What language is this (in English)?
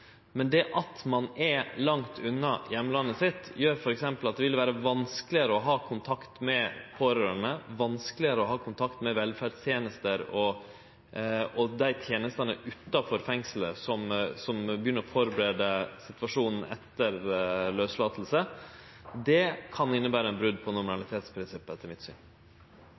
Norwegian Nynorsk